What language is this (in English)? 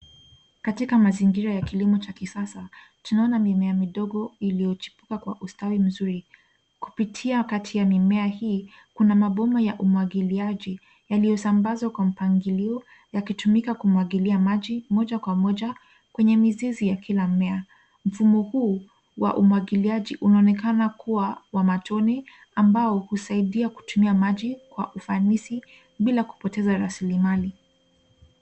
Swahili